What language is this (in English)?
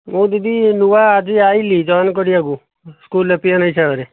Odia